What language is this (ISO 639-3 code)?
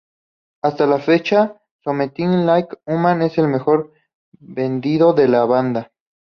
spa